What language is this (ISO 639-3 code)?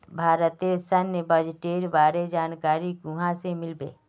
mag